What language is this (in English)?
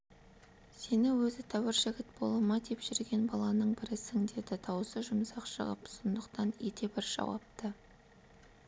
Kazakh